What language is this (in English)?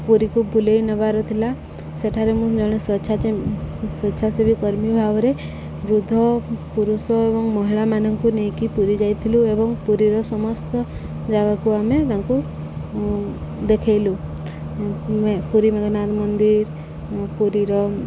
Odia